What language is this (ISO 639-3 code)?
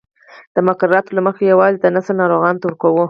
pus